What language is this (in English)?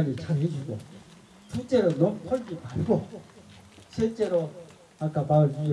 Korean